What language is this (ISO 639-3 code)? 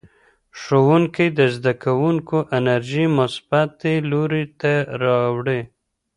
pus